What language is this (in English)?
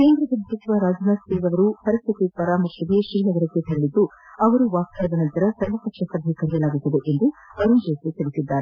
Kannada